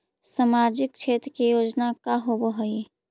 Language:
Magahi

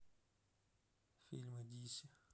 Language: Russian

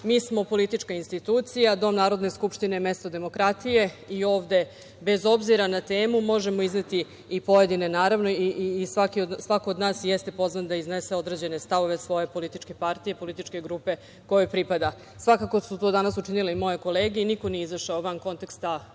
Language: Serbian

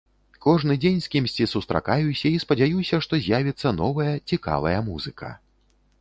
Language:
Belarusian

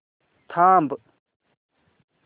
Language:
Marathi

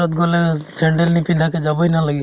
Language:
Assamese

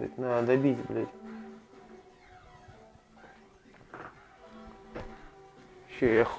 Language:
Russian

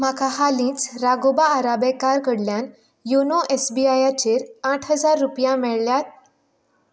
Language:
Konkani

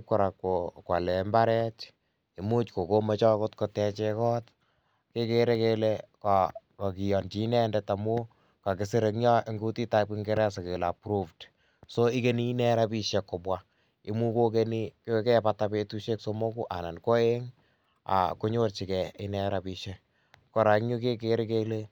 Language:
Kalenjin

